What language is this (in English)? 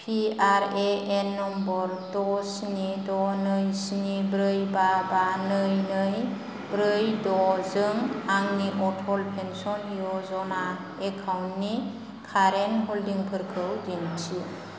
Bodo